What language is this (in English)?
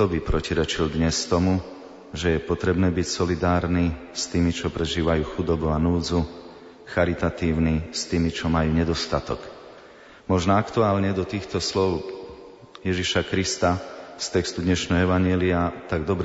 Slovak